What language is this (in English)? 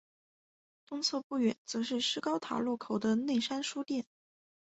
Chinese